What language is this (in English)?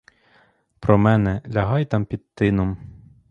Ukrainian